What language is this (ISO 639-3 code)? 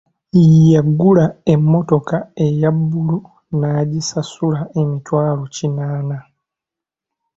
lug